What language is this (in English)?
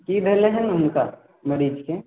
Maithili